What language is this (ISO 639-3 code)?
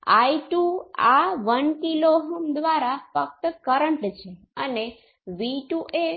guj